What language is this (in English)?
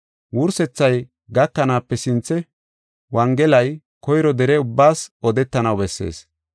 Gofa